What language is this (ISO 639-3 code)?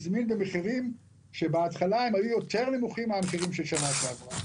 heb